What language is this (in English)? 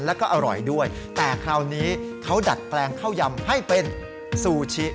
Thai